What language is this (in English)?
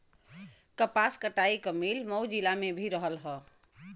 Bhojpuri